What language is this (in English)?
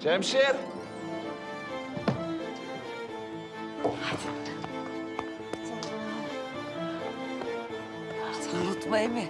Turkish